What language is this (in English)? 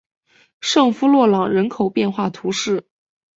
Chinese